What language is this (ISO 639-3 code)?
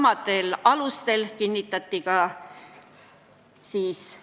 est